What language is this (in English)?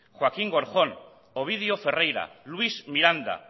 Basque